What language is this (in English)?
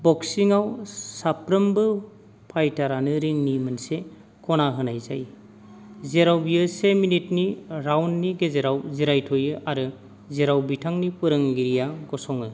Bodo